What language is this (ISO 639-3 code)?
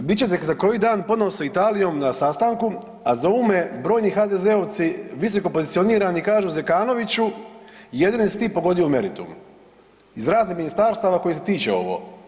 hrv